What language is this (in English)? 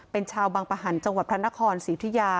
Thai